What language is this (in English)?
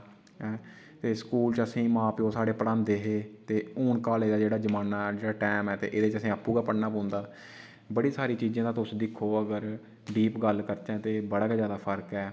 Dogri